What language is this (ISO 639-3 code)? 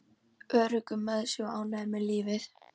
isl